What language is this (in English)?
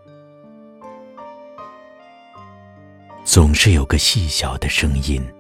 Chinese